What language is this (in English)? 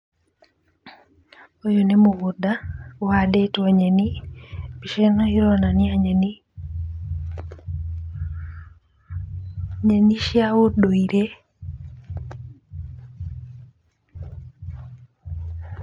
Kikuyu